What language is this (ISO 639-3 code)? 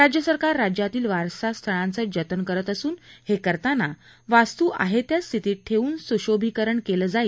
mar